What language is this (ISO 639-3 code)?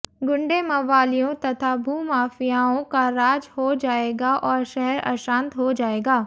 hin